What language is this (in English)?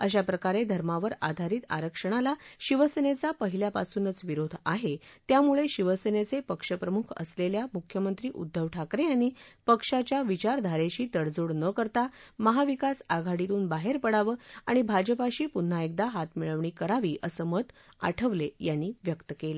Marathi